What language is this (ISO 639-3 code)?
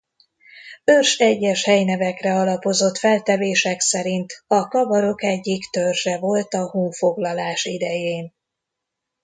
hun